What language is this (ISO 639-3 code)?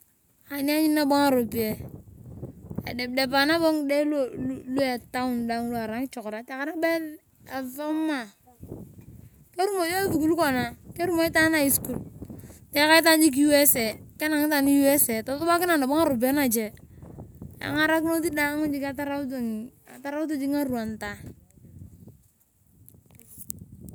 tuv